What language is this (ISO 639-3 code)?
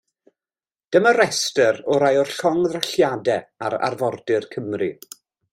cym